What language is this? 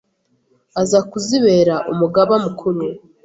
Kinyarwanda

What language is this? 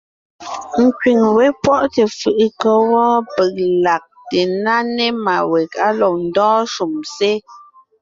Ngiemboon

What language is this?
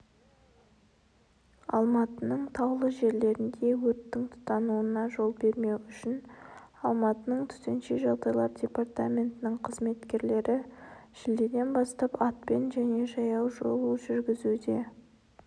Kazakh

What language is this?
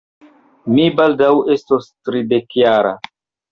Esperanto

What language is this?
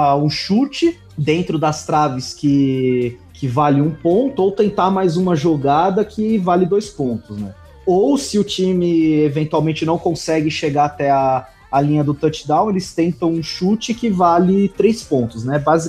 Portuguese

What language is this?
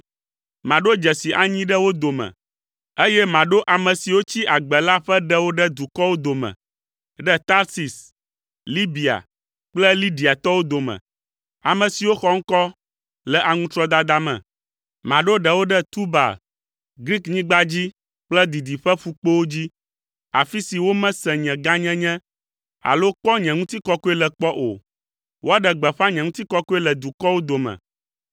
Ewe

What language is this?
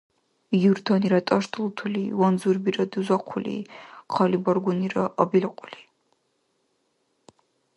Dargwa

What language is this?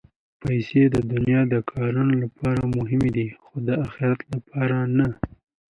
Pashto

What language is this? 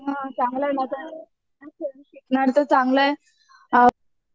Marathi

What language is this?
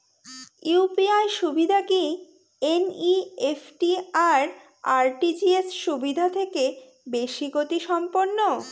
Bangla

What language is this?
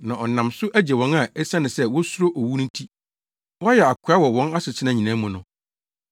Akan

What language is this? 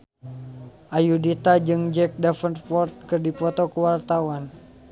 Sundanese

